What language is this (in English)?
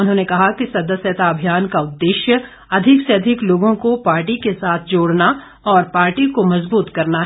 Hindi